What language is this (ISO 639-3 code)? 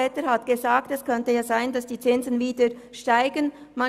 gsw